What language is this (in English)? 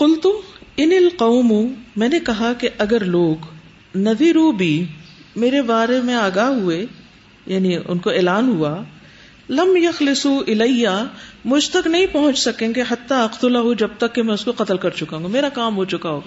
Urdu